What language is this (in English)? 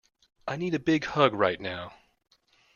English